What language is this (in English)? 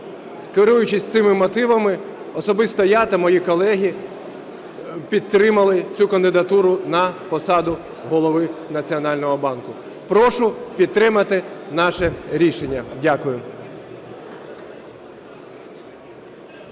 Ukrainian